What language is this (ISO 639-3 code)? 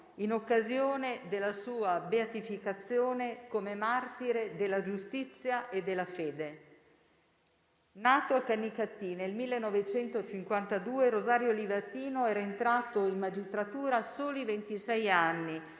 ita